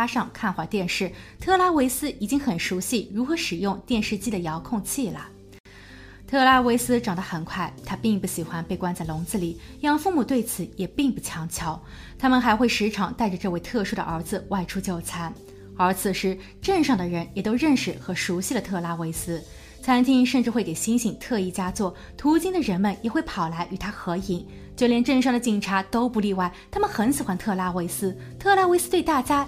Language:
Chinese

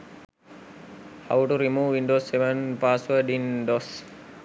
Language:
Sinhala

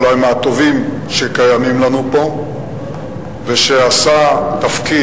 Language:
Hebrew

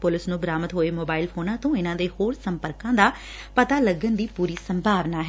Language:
Punjabi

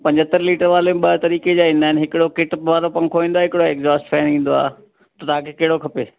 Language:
Sindhi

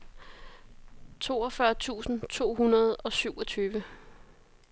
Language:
Danish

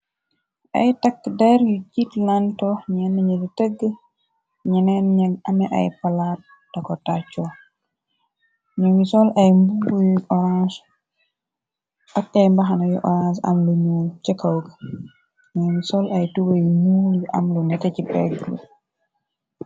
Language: Wolof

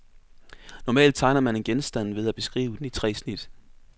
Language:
Danish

